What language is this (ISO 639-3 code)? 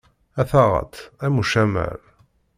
kab